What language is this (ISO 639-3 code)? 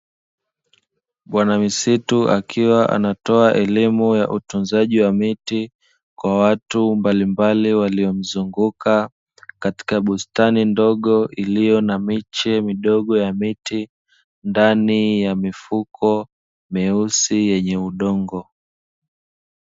swa